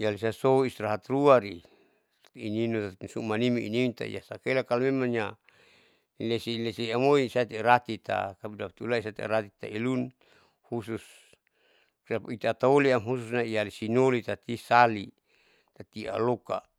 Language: Saleman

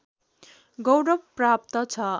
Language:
Nepali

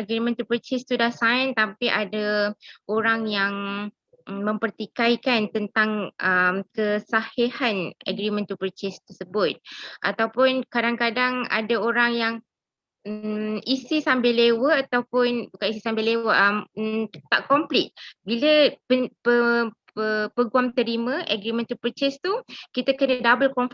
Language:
Malay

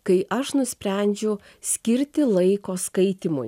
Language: Lithuanian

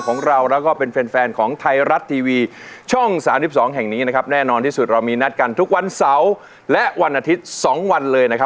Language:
Thai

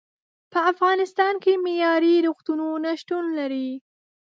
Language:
Pashto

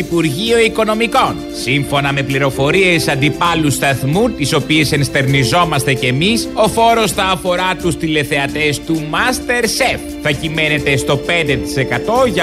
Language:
Greek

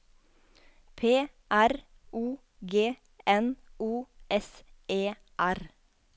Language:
Norwegian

